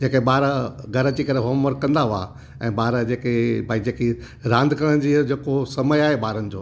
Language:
Sindhi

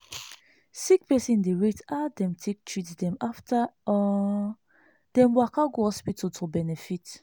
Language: Nigerian Pidgin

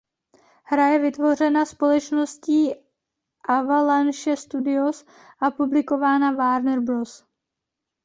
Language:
Czech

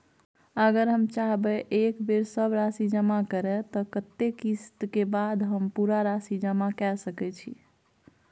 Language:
Maithili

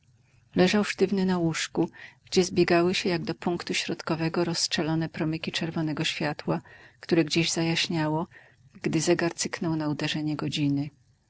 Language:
Polish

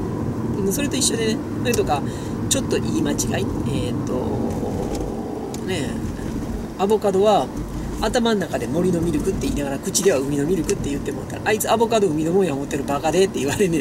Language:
Japanese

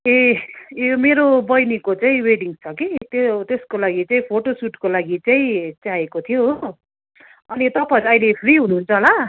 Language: Nepali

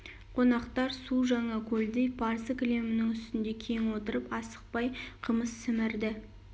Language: Kazakh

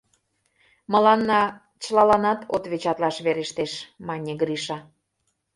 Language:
Mari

